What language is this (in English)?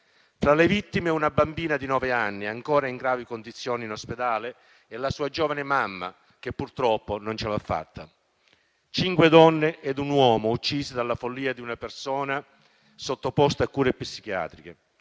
Italian